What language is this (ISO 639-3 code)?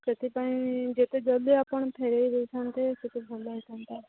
ori